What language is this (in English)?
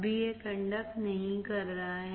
Hindi